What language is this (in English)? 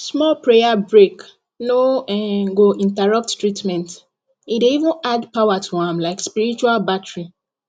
Nigerian Pidgin